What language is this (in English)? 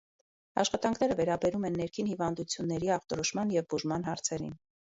Armenian